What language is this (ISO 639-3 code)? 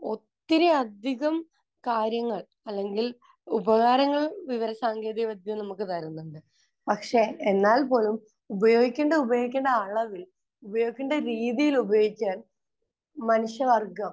mal